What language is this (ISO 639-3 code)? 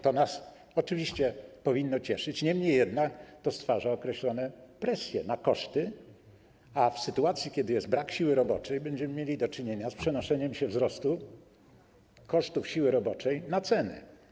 pol